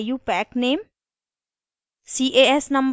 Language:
Hindi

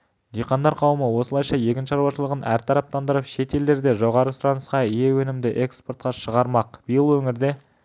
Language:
Kazakh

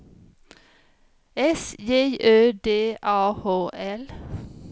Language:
Swedish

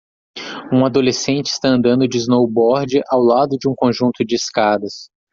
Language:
Portuguese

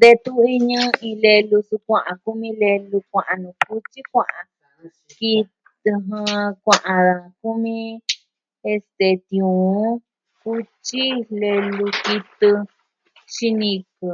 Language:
Southwestern Tlaxiaco Mixtec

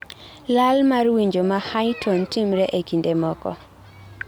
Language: Luo (Kenya and Tanzania)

